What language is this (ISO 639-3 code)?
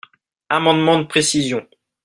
fra